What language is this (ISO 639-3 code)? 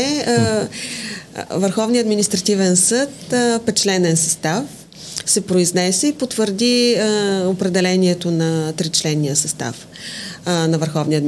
bul